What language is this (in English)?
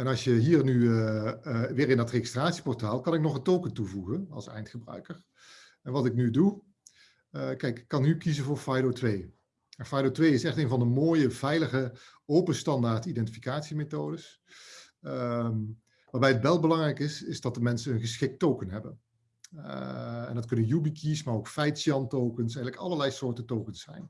Dutch